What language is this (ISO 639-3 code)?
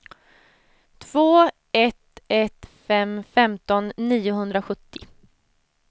swe